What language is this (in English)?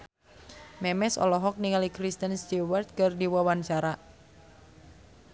Sundanese